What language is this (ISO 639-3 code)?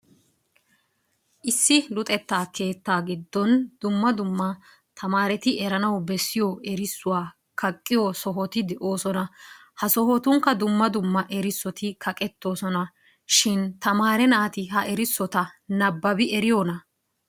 wal